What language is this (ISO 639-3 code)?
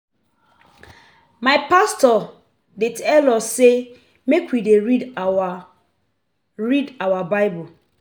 pcm